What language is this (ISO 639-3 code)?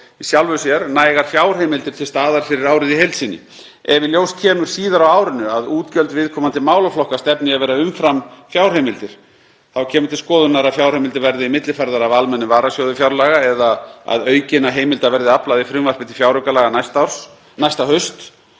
isl